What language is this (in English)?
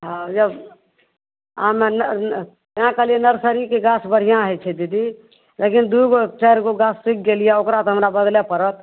Maithili